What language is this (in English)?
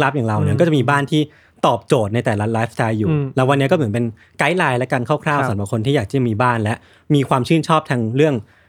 Thai